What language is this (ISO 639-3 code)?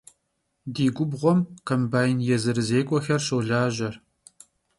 kbd